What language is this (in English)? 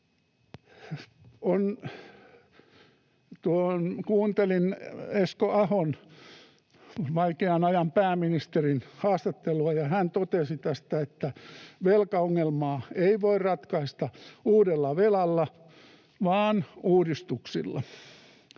Finnish